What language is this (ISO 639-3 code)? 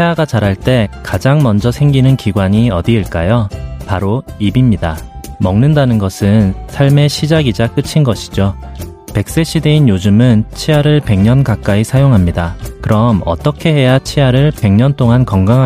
kor